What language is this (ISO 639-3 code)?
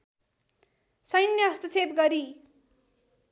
nep